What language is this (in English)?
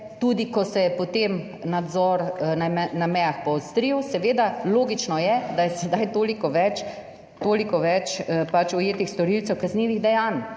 Slovenian